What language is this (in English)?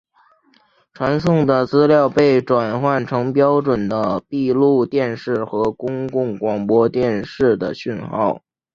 Chinese